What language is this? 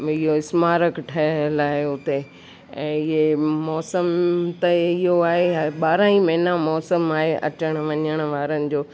Sindhi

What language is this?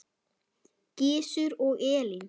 Icelandic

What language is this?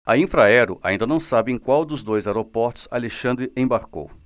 Portuguese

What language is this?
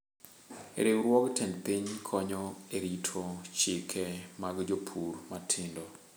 Luo (Kenya and Tanzania)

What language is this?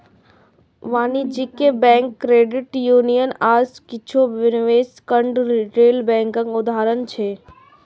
Maithili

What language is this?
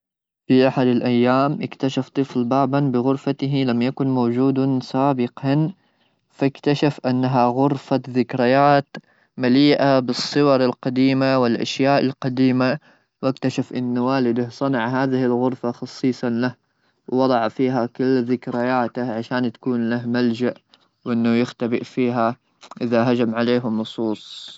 Gulf Arabic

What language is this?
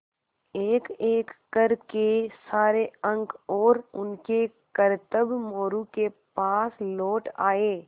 Hindi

